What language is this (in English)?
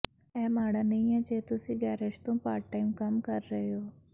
Punjabi